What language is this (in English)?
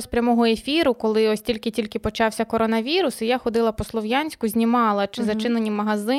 Ukrainian